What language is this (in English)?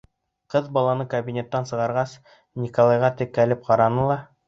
Bashkir